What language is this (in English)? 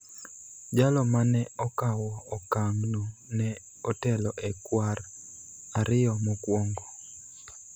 Luo (Kenya and Tanzania)